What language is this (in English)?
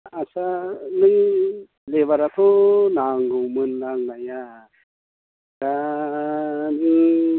Bodo